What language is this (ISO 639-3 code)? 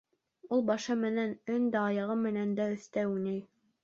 bak